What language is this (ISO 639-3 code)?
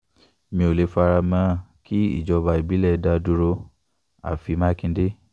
yor